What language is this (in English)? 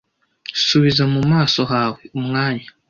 Kinyarwanda